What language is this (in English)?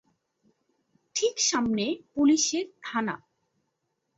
Bangla